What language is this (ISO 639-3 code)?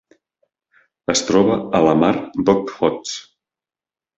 cat